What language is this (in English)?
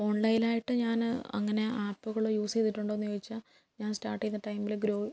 Malayalam